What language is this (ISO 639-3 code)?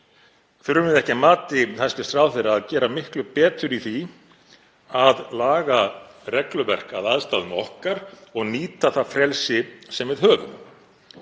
isl